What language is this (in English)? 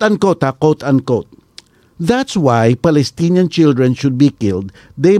Filipino